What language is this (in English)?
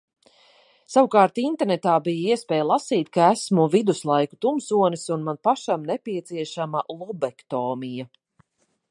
Latvian